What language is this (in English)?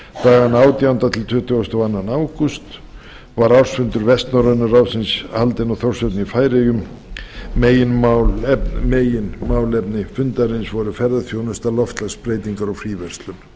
Icelandic